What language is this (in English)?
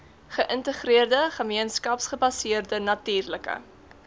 Afrikaans